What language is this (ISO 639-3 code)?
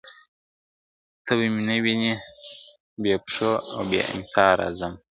pus